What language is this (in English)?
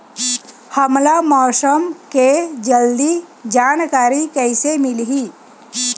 Chhattisgarhi